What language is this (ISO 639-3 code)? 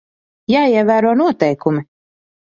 lav